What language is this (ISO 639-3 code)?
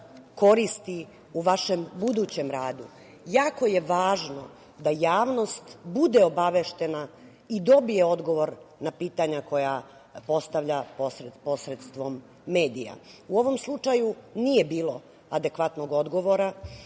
srp